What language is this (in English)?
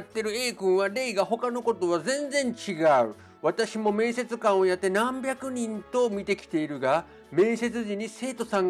Japanese